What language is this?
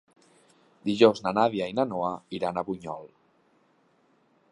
Catalan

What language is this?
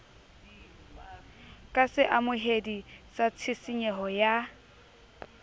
Southern Sotho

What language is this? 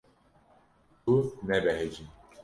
Kurdish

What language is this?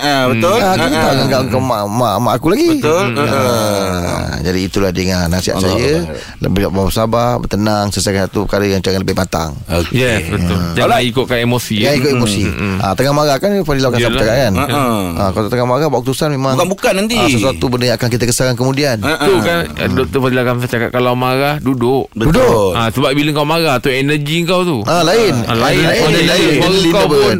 Malay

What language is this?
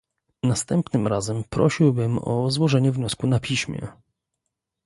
Polish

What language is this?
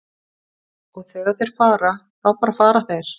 Icelandic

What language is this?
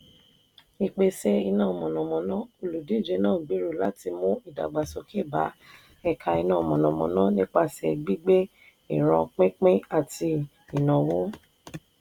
Yoruba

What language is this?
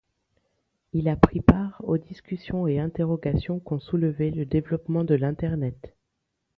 French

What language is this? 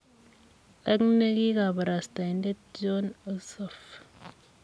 Kalenjin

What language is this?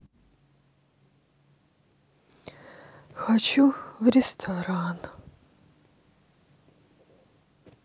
Russian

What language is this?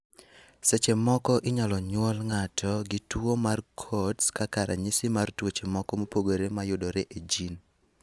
Luo (Kenya and Tanzania)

